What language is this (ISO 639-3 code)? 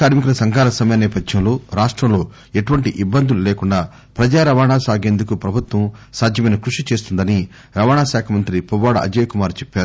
tel